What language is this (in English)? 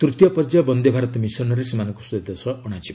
Odia